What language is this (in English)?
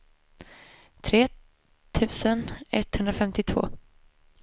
Swedish